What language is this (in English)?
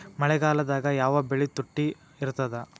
Kannada